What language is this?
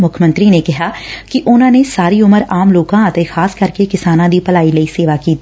Punjabi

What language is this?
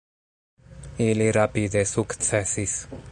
Esperanto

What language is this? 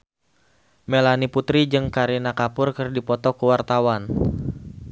Sundanese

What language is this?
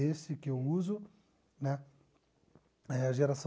Portuguese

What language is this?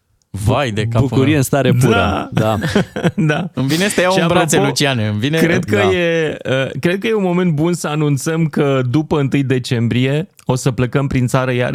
Romanian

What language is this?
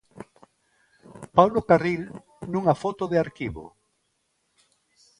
Galician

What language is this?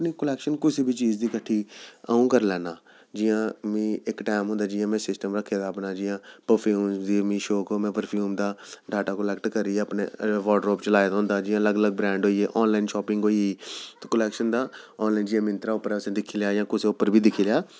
Dogri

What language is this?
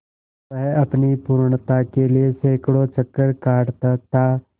Hindi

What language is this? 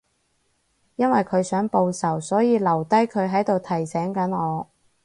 Cantonese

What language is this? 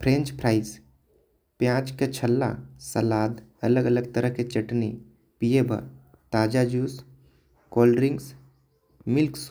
Korwa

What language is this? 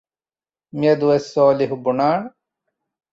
Divehi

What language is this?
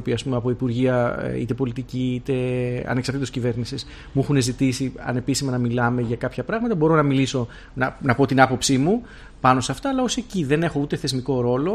Greek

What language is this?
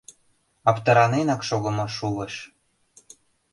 Mari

